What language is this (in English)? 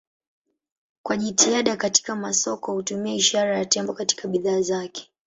Swahili